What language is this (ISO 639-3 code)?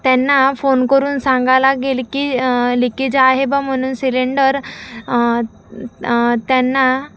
mar